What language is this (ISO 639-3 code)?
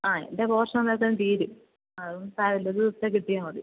mal